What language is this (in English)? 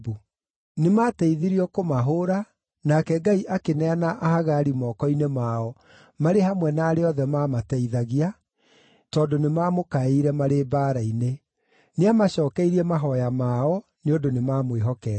Kikuyu